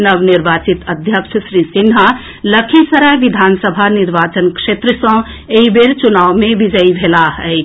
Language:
Maithili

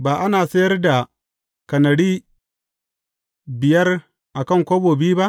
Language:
Hausa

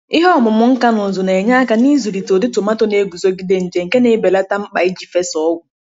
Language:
Igbo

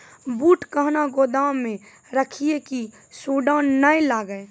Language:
Maithili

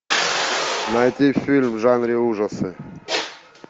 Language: Russian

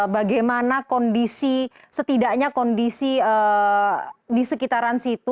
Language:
Indonesian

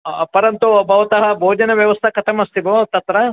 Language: Sanskrit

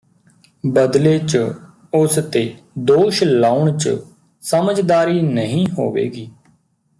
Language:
Punjabi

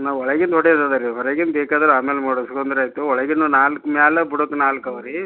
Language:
Kannada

